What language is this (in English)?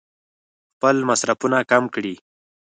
Pashto